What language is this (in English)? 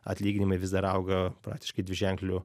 Lithuanian